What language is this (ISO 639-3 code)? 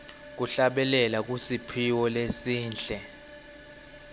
ssw